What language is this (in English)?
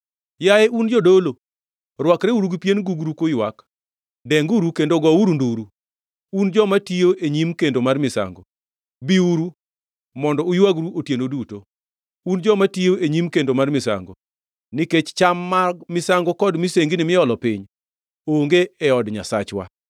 Luo (Kenya and Tanzania)